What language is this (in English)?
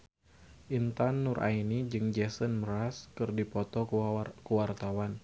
Sundanese